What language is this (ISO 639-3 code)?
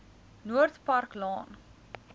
afr